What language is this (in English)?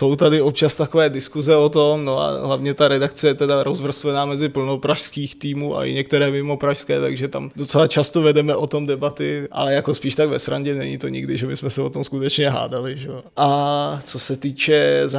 Czech